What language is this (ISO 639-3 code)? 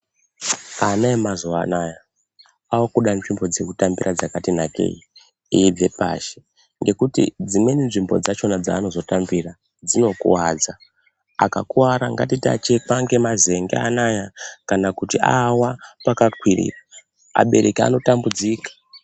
ndc